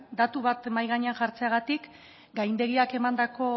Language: Basque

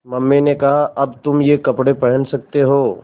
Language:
Hindi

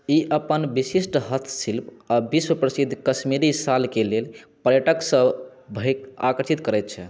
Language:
Maithili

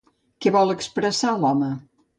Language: Catalan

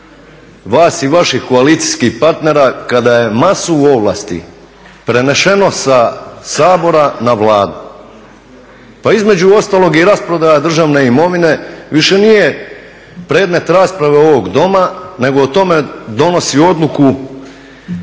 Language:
Croatian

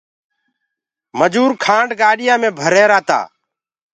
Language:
Gurgula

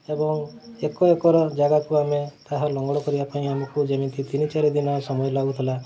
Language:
Odia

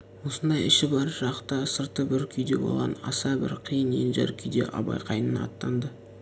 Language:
Kazakh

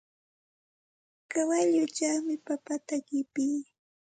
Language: Santa Ana de Tusi Pasco Quechua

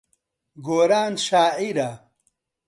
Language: Central Kurdish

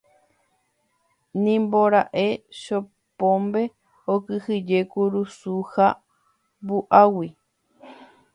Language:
Guarani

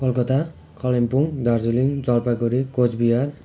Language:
Nepali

